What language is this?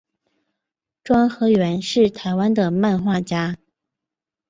Chinese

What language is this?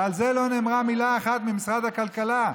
Hebrew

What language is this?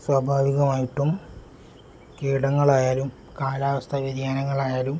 Malayalam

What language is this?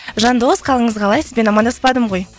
Kazakh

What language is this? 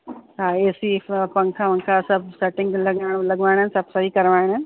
Sindhi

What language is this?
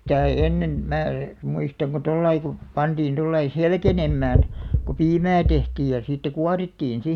Finnish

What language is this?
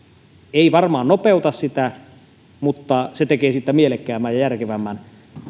Finnish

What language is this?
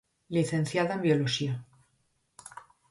Galician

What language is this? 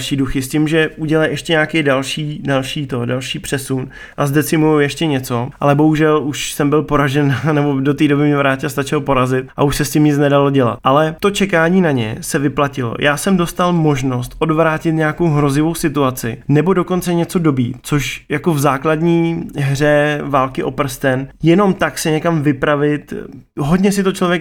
Czech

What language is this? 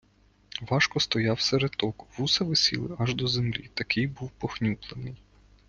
Ukrainian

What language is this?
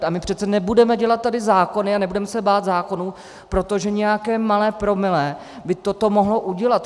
Czech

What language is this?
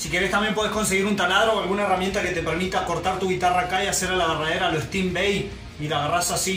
Spanish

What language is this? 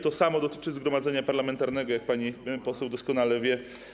Polish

